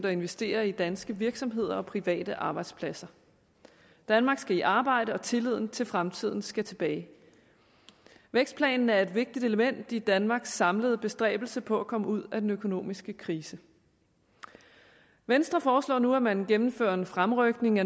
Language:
Danish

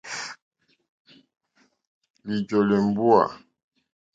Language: Mokpwe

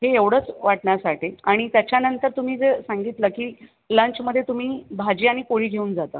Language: Marathi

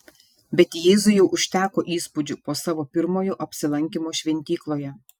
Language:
Lithuanian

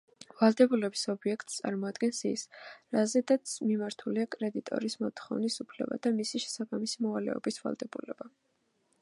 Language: Georgian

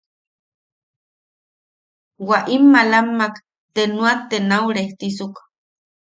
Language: Yaqui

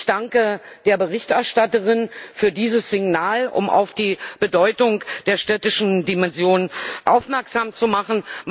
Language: German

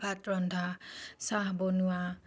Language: Assamese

